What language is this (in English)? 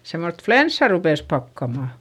Finnish